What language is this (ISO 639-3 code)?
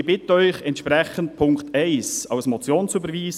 gsw